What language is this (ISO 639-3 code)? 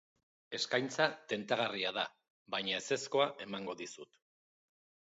eus